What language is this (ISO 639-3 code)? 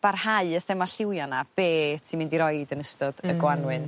cym